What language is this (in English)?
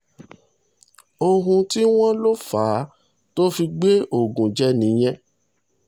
Yoruba